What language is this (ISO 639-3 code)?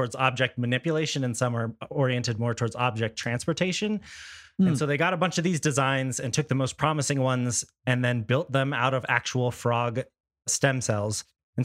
eng